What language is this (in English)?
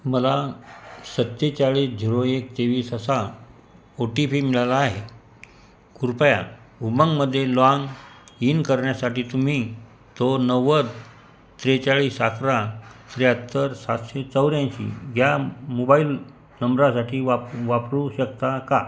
Marathi